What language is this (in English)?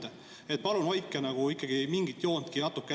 Estonian